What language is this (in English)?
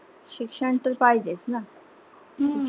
Marathi